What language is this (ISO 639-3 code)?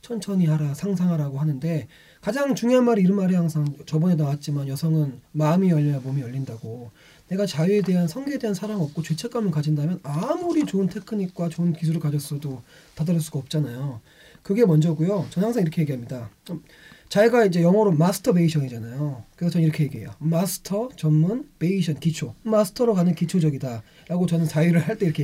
kor